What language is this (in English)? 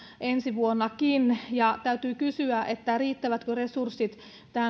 Finnish